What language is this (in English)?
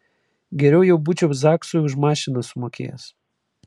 Lithuanian